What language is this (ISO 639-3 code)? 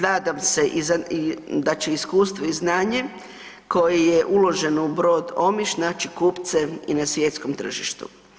hrv